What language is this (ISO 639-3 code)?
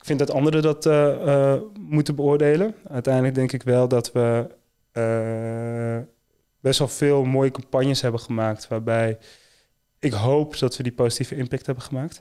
nld